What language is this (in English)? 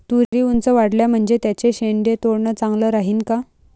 Marathi